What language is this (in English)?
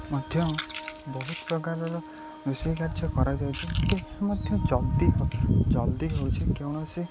Odia